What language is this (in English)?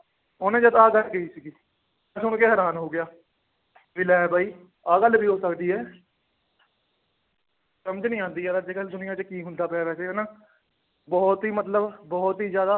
Punjabi